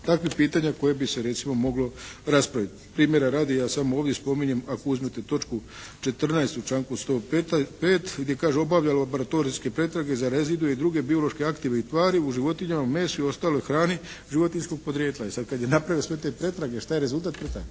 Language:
Croatian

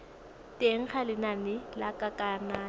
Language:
Tswana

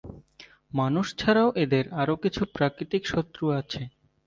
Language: Bangla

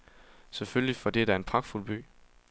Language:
Danish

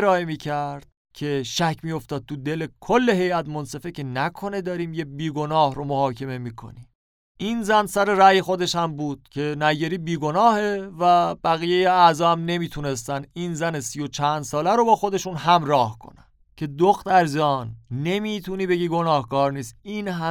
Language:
Persian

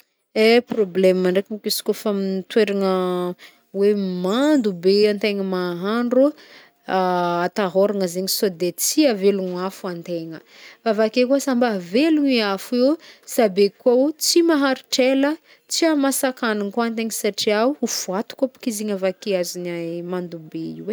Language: Northern Betsimisaraka Malagasy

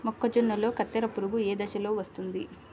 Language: Telugu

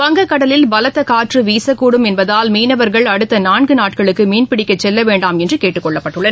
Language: Tamil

